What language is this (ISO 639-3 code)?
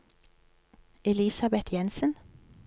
nor